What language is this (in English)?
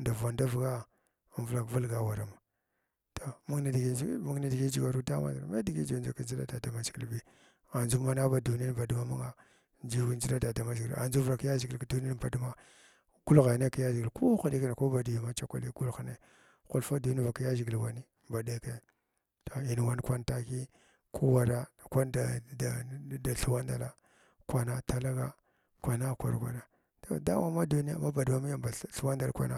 Glavda